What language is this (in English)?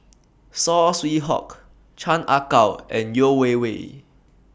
English